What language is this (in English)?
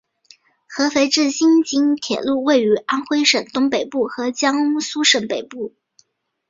Chinese